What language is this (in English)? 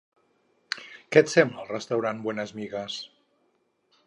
Catalan